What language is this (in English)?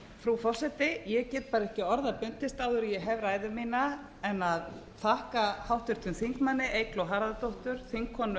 Icelandic